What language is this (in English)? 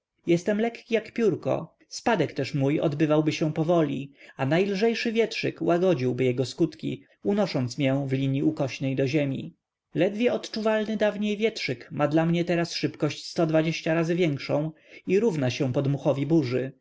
Polish